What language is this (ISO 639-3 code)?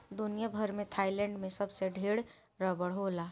bho